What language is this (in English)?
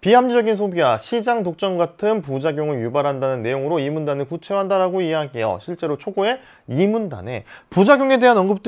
Korean